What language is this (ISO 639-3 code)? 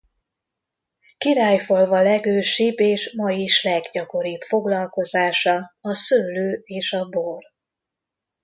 hun